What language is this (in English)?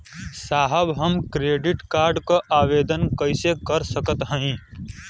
Bhojpuri